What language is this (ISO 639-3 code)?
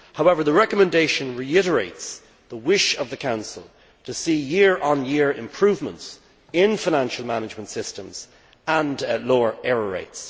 eng